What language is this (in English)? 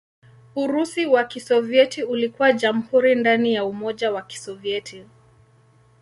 Swahili